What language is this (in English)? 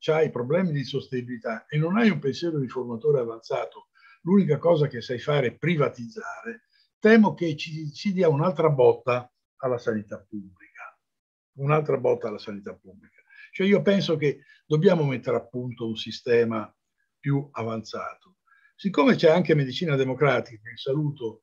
Italian